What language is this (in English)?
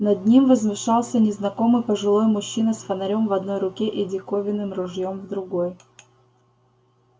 Russian